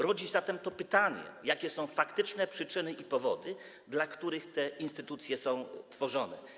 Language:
Polish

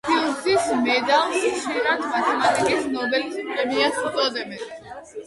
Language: Georgian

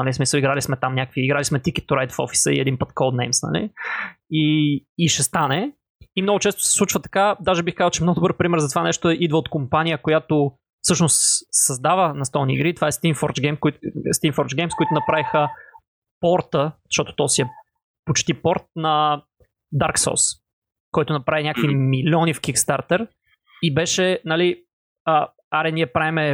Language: Bulgarian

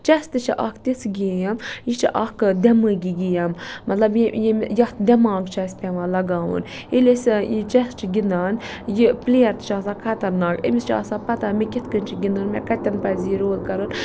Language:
Kashmiri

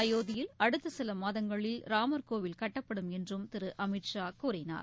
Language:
Tamil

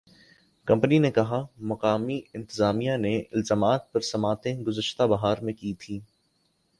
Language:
Urdu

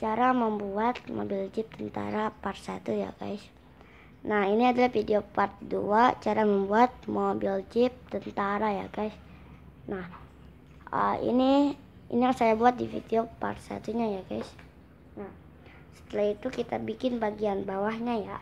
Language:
Indonesian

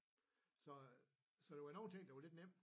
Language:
Danish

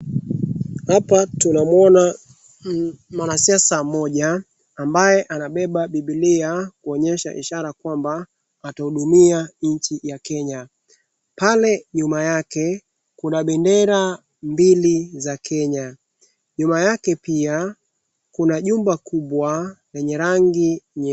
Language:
Swahili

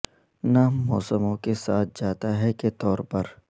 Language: Urdu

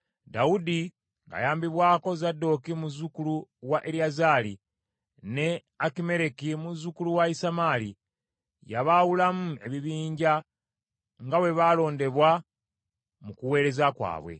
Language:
Ganda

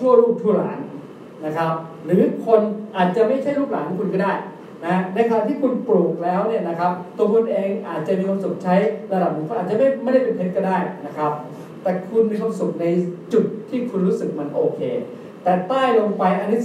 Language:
Thai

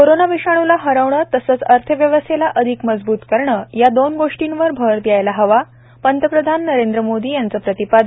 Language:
Marathi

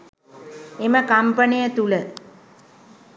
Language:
Sinhala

